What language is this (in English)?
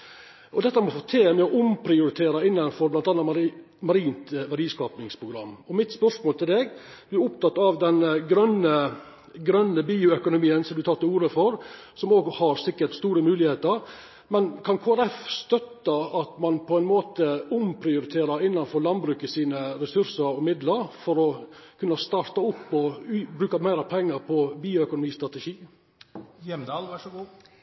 Norwegian Nynorsk